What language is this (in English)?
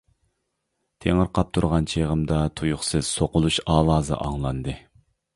Uyghur